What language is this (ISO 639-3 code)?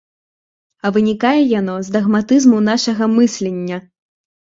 bel